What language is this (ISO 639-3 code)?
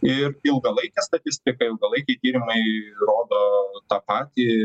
lit